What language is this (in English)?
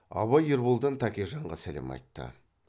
Kazakh